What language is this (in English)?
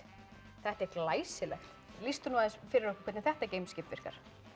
Icelandic